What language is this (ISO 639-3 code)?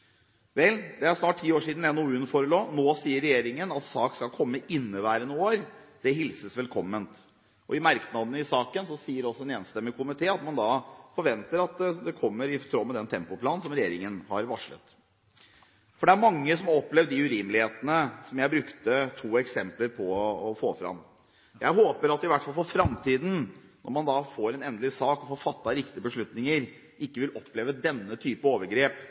nob